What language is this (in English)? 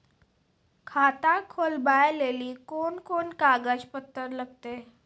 Maithili